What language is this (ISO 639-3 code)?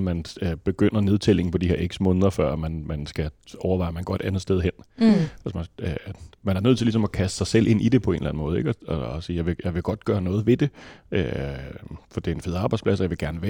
dan